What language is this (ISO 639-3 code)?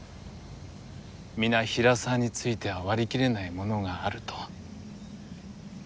jpn